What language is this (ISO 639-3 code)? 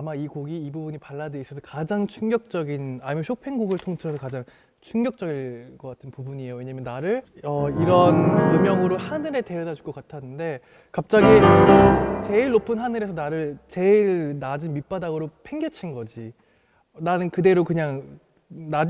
kor